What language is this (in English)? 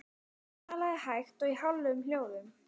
Icelandic